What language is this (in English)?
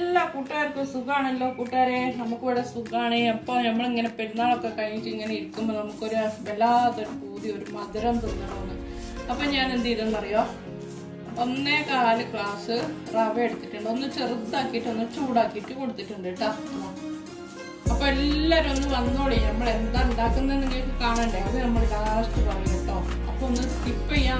Malayalam